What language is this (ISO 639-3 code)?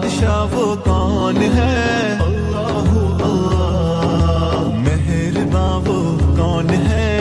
tur